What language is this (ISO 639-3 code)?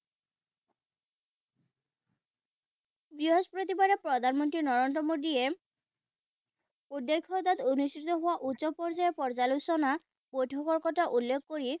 asm